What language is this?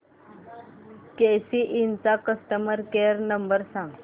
Marathi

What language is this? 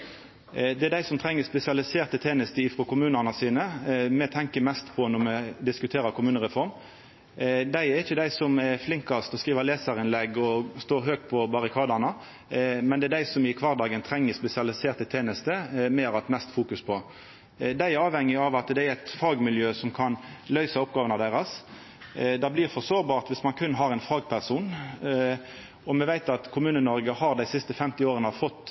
Norwegian Nynorsk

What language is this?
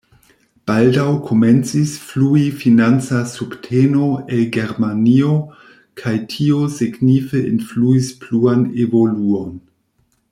Esperanto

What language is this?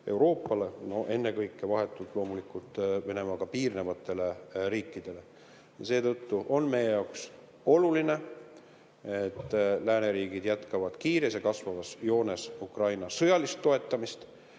Estonian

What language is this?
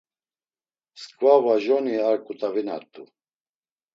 Laz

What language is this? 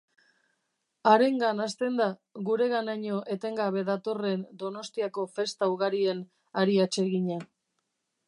Basque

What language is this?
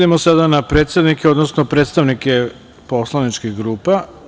Serbian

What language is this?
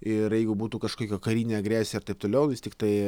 Lithuanian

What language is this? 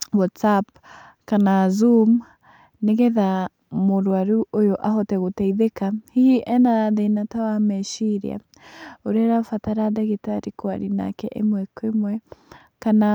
Kikuyu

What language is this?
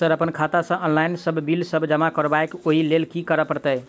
Maithili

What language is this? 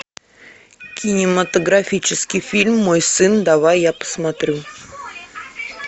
Russian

